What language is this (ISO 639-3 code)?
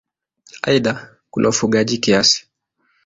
swa